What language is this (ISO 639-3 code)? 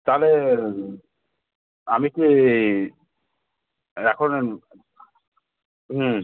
ben